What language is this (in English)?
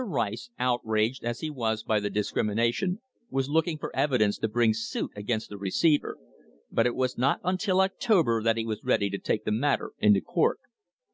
English